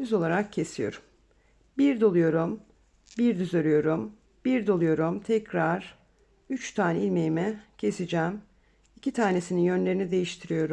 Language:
Turkish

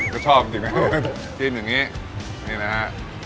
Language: Thai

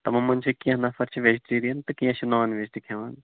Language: Kashmiri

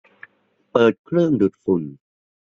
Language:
Thai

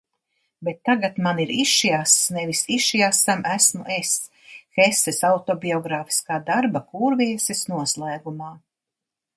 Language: Latvian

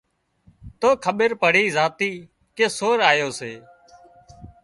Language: Wadiyara Koli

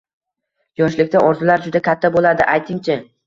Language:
Uzbek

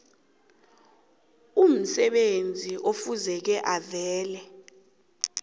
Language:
South Ndebele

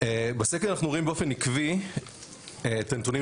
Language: Hebrew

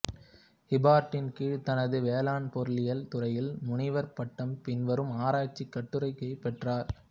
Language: Tamil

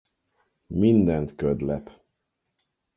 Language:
Hungarian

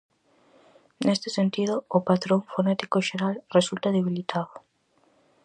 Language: Galician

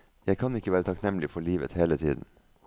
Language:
Norwegian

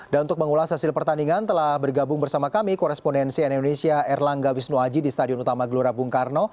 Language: Indonesian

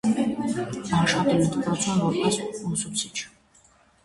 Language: Armenian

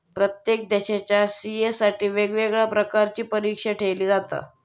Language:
Marathi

